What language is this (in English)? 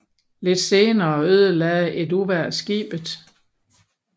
Danish